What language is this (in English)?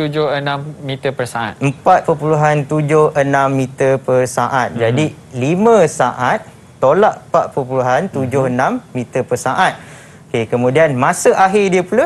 Malay